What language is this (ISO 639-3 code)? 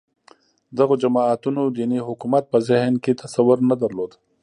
pus